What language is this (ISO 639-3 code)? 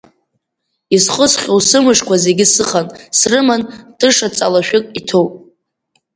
abk